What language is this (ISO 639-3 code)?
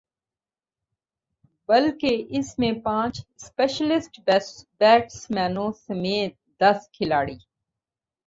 urd